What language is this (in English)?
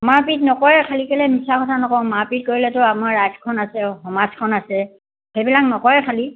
Assamese